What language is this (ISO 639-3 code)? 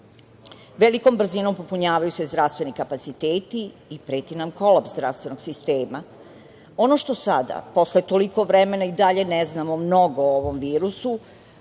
srp